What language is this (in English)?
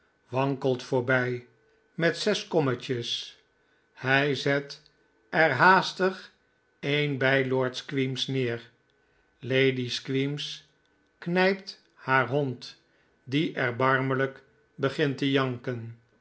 Dutch